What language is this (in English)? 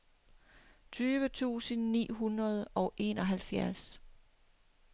Danish